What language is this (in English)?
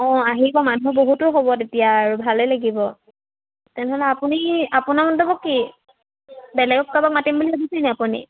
Assamese